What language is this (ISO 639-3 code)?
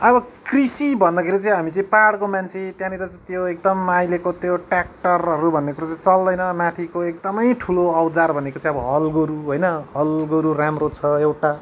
nep